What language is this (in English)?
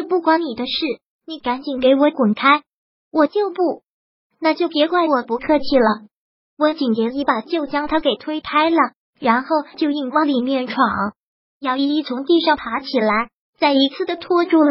Chinese